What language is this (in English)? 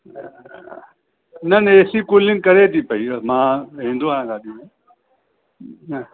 Sindhi